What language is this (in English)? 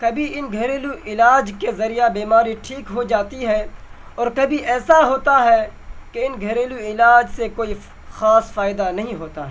Urdu